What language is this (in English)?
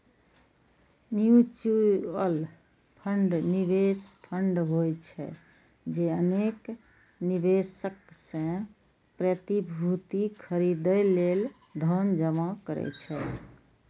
Maithili